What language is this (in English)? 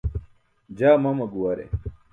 Burushaski